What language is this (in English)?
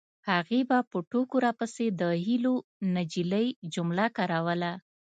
Pashto